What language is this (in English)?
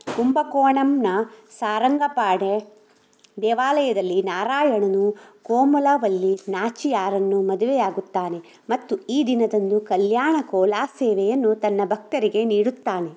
Kannada